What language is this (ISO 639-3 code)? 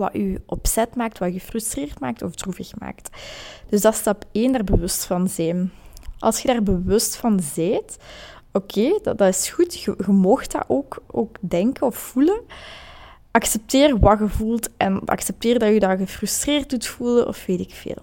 nld